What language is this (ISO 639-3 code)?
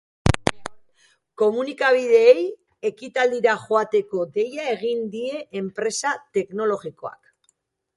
eus